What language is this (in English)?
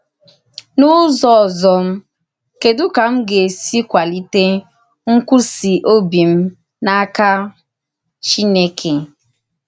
Igbo